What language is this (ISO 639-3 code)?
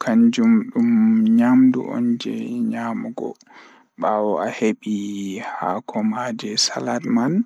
ful